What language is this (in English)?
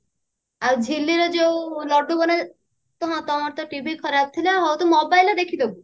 Odia